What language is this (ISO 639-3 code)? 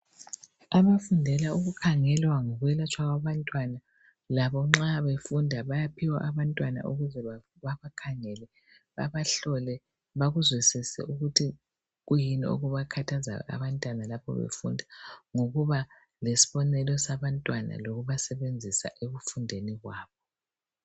nde